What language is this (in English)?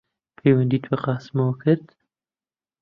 Central Kurdish